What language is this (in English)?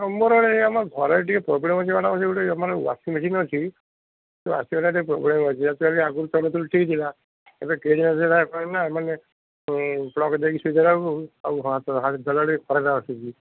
Odia